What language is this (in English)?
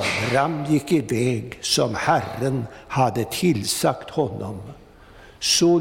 Swedish